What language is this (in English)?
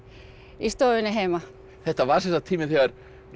Icelandic